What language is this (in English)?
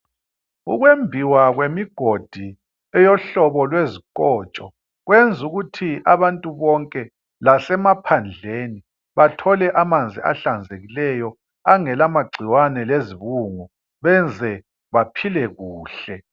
North Ndebele